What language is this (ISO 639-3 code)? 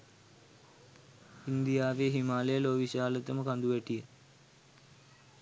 sin